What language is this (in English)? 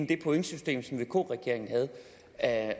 Danish